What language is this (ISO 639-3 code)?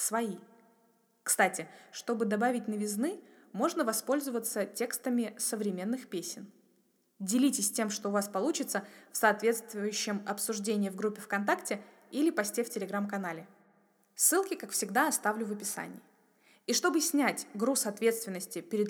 rus